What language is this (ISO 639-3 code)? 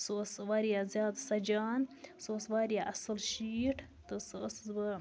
kas